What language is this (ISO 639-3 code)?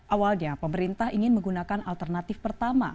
ind